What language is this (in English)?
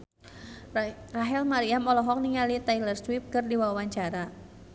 Sundanese